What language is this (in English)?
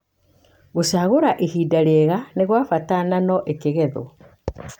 Kikuyu